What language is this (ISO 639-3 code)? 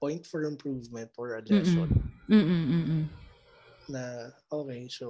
fil